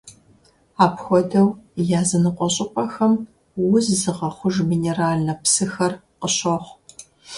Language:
Kabardian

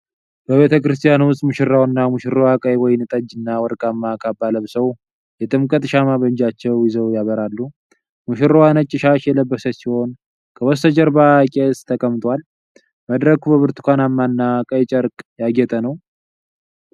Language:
Amharic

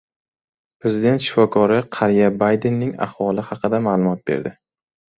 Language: Uzbek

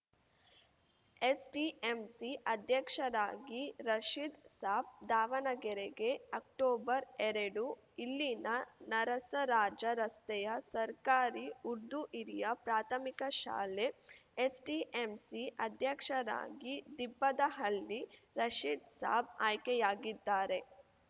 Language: Kannada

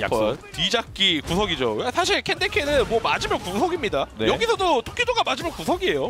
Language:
Korean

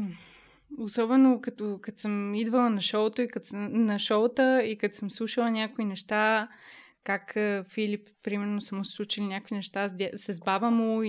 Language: Bulgarian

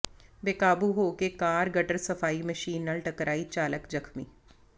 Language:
Punjabi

